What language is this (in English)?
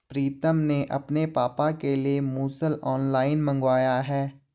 Hindi